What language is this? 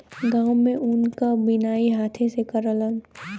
Bhojpuri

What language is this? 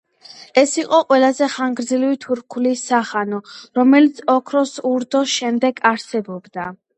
Georgian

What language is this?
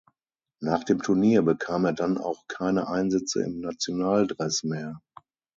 German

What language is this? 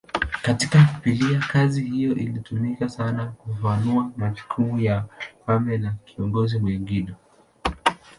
Swahili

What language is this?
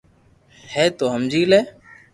Loarki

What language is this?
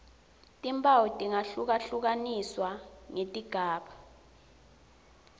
Swati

